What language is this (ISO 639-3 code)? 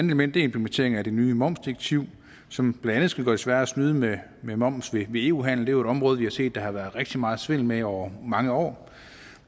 dan